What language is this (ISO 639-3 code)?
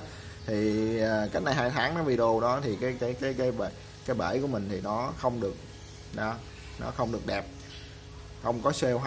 vie